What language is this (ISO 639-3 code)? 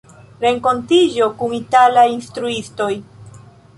epo